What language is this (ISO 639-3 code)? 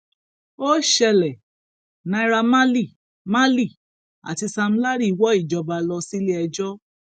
yor